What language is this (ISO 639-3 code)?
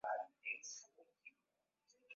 swa